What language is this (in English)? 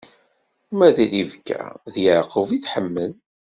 Kabyle